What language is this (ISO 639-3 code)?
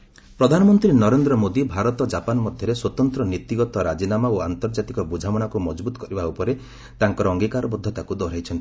ori